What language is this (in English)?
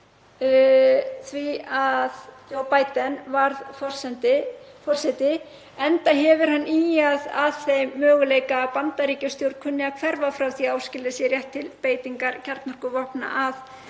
Icelandic